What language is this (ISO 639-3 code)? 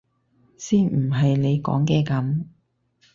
yue